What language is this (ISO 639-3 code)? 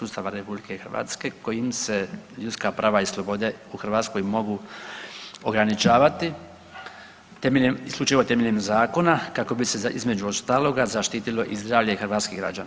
hrv